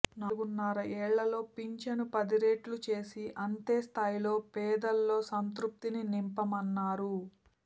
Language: Telugu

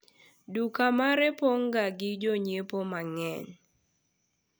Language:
Luo (Kenya and Tanzania)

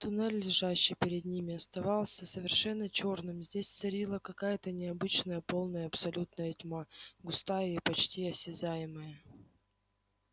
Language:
Russian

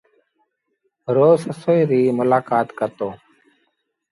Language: Sindhi Bhil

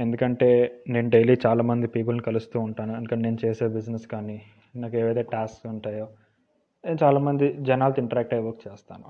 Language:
Telugu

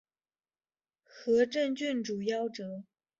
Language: Chinese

